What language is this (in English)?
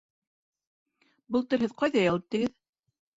Bashkir